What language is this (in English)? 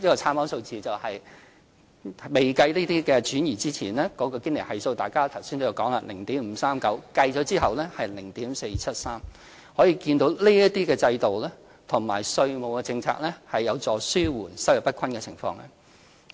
Cantonese